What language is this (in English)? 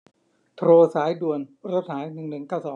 Thai